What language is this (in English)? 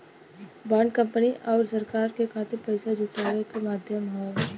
Bhojpuri